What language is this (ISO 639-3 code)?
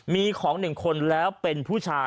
tha